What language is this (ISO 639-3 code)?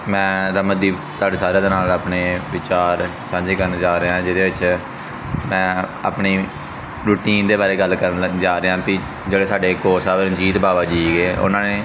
pan